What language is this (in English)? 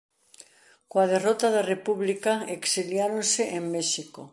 Galician